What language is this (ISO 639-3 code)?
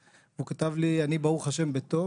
heb